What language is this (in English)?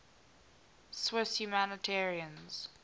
English